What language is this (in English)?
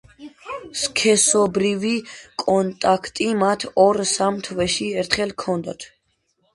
Georgian